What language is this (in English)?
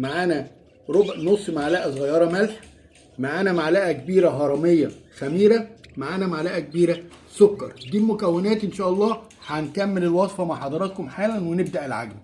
Arabic